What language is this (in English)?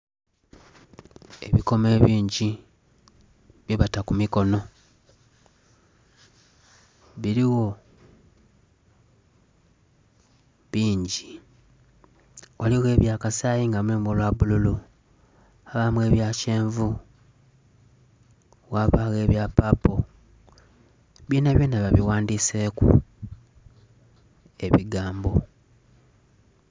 Soga